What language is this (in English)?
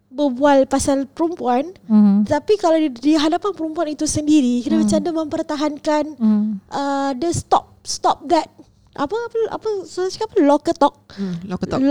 Malay